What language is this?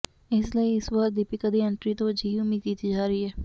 Punjabi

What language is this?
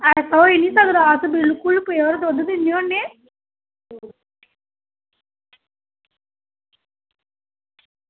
Dogri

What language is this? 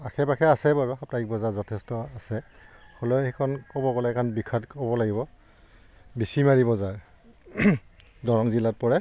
Assamese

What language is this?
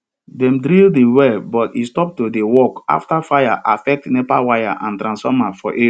Nigerian Pidgin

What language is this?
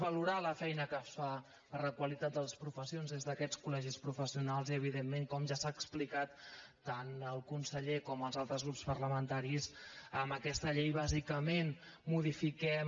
Catalan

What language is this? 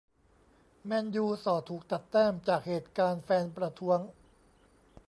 Thai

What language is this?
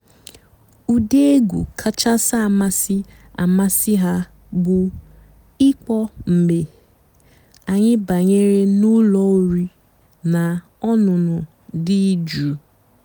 Igbo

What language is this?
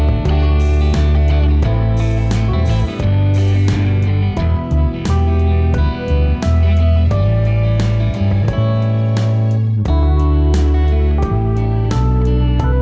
Vietnamese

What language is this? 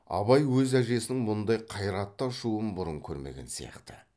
Kazakh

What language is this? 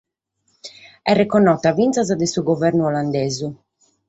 Sardinian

